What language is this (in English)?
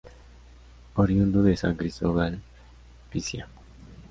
Spanish